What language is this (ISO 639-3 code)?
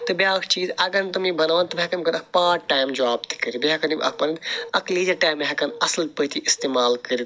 kas